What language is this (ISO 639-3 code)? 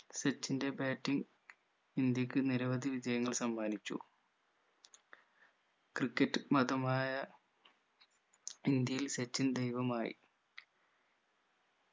mal